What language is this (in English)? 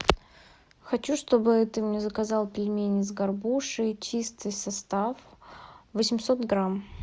Russian